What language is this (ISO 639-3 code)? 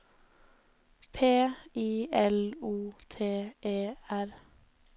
nor